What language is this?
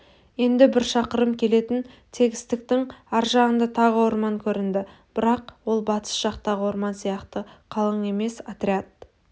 Kazakh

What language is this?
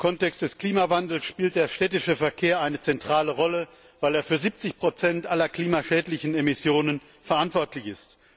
German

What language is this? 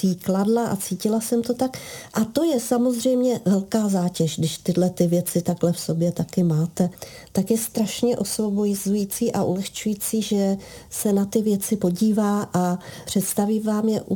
Czech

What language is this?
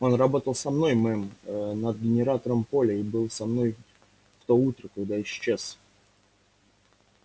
Russian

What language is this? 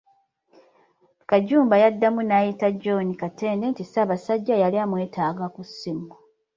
Ganda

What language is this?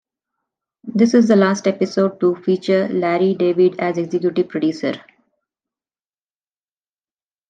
English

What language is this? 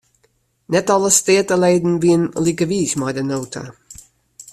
Western Frisian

